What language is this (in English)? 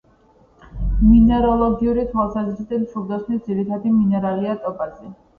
Georgian